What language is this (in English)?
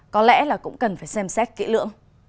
Vietnamese